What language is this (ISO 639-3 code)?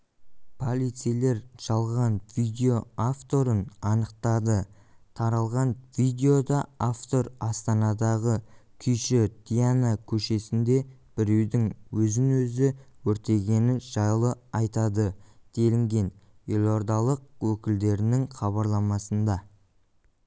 kaz